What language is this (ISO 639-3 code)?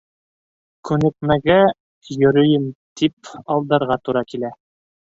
bak